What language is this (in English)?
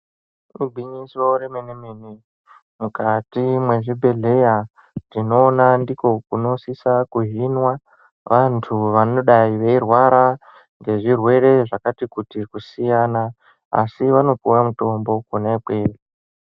Ndau